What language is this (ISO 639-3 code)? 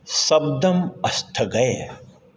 san